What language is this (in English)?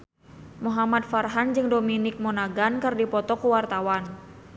Sundanese